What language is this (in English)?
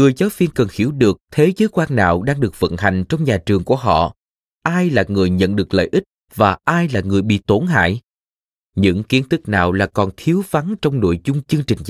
Vietnamese